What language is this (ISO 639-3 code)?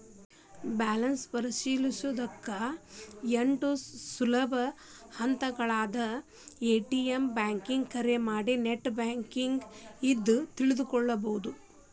kan